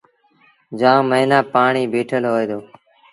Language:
Sindhi Bhil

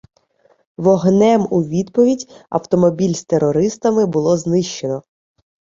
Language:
Ukrainian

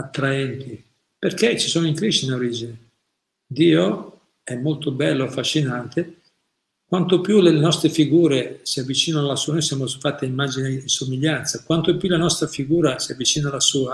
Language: Italian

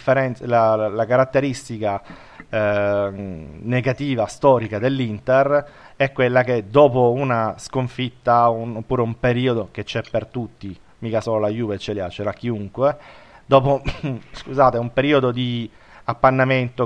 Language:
Italian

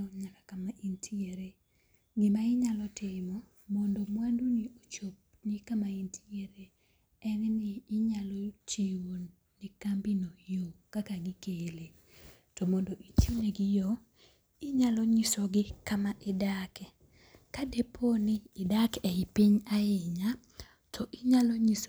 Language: Luo (Kenya and Tanzania)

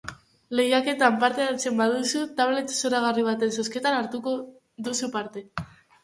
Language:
Basque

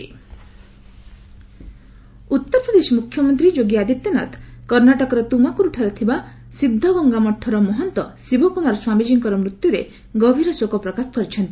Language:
Odia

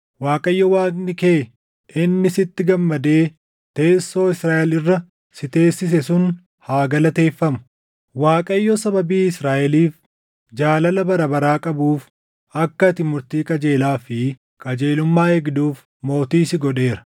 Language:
Oromo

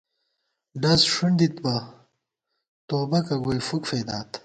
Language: Gawar-Bati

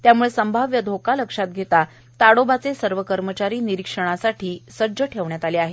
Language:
Marathi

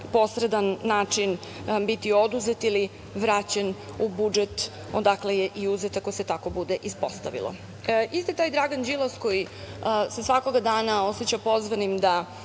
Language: Serbian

